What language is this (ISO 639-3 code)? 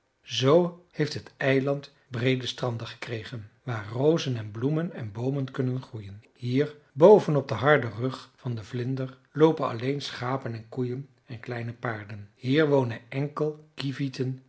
nld